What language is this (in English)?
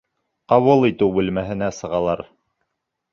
Bashkir